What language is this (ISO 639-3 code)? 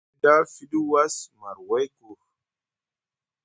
mug